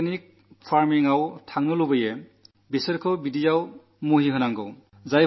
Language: Malayalam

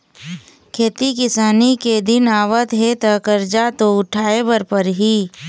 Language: Chhattisgarhi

